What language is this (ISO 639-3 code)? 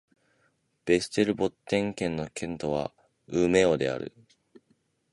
jpn